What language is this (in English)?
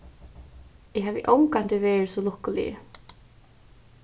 Faroese